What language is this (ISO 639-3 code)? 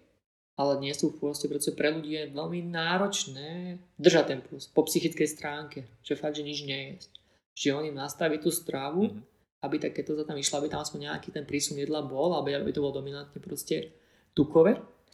slk